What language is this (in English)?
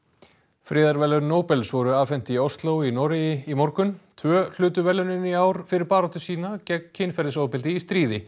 Icelandic